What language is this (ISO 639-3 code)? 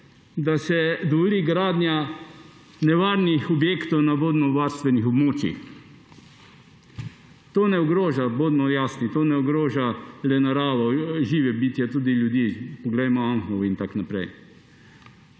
slv